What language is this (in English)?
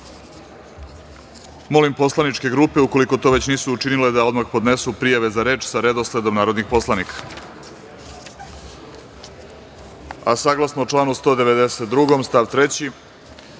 Serbian